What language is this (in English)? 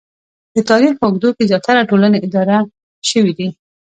Pashto